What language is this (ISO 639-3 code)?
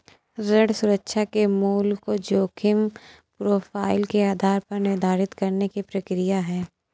hin